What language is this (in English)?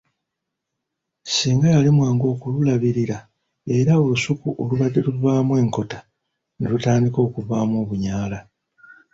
Ganda